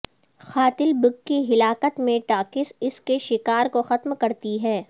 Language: Urdu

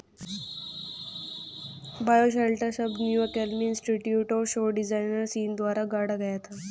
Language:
Hindi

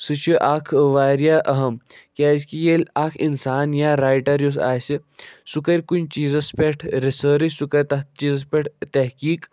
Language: Kashmiri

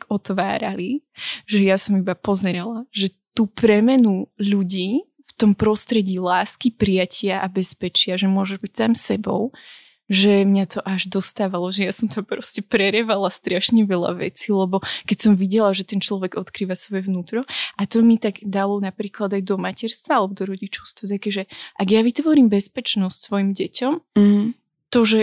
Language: Slovak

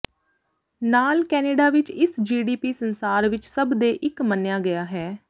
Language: Punjabi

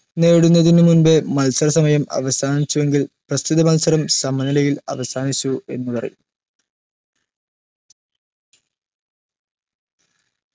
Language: Malayalam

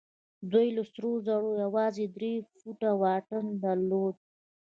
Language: Pashto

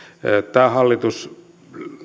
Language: Finnish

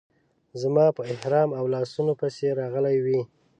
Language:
Pashto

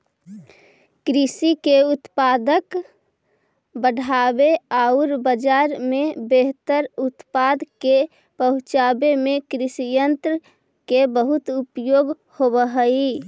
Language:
Magahi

